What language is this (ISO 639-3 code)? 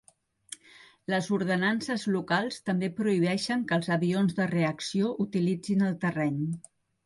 cat